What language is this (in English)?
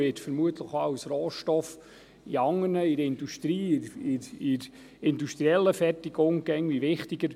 Swiss German